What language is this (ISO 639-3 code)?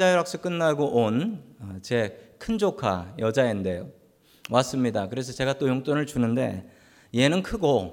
kor